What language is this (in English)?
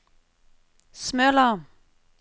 Norwegian